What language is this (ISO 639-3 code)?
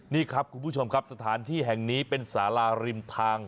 tha